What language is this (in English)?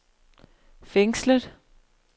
Danish